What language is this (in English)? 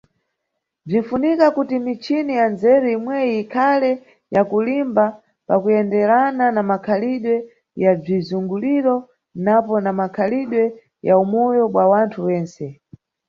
Nyungwe